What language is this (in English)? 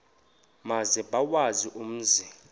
Xhosa